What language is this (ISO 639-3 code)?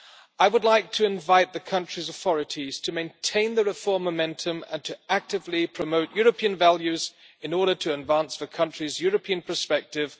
eng